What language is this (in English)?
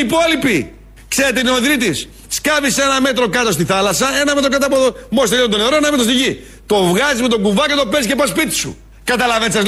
Greek